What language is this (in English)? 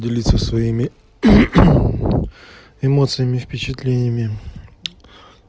Russian